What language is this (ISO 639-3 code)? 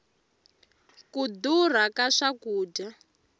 tso